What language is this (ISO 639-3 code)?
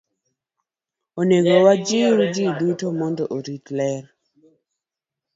luo